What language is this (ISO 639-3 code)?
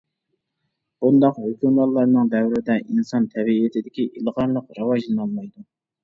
uig